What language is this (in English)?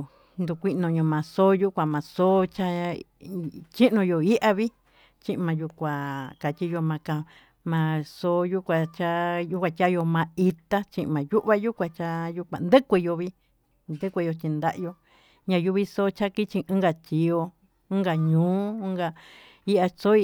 Tututepec Mixtec